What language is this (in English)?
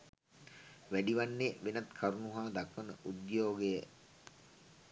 Sinhala